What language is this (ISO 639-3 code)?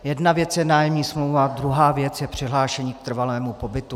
ces